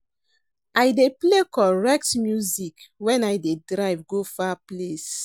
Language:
Nigerian Pidgin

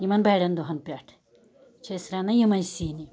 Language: Kashmiri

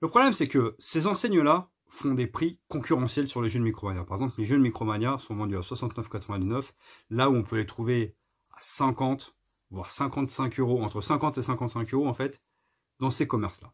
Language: French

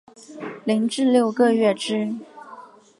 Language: Chinese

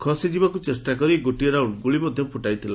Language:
Odia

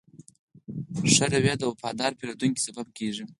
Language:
Pashto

